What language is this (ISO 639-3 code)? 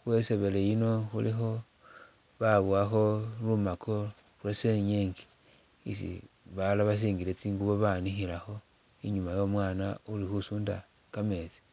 myx